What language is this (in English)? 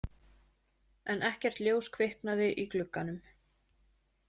Icelandic